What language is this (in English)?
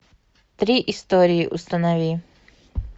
Russian